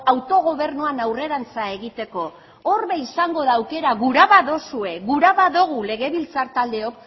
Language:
Basque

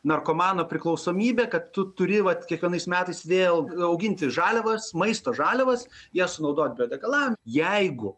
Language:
Lithuanian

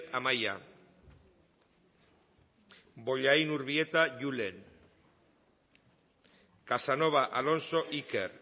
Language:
Basque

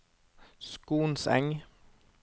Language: Norwegian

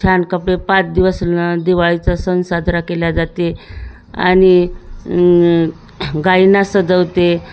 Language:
Marathi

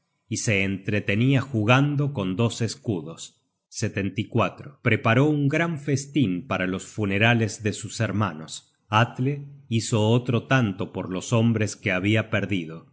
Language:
Spanish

